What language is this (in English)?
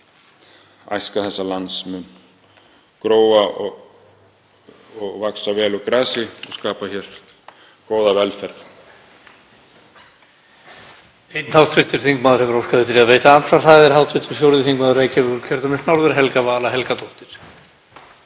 Icelandic